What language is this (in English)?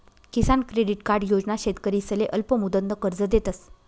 Marathi